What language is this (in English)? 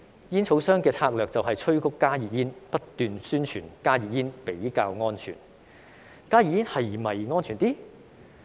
Cantonese